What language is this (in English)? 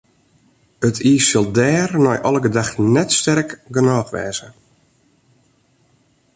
Western Frisian